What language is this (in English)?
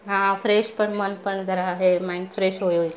Marathi